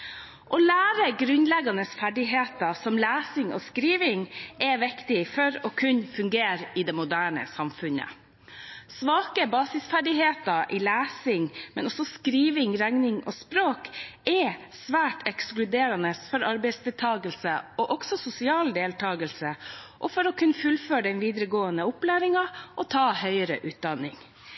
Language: Norwegian Bokmål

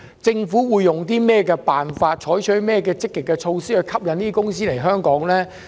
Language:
Cantonese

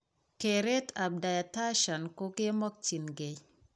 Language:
Kalenjin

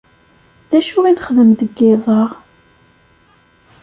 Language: Kabyle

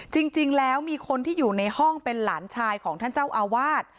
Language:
Thai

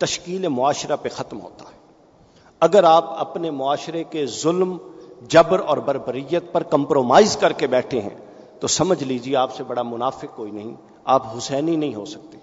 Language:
Urdu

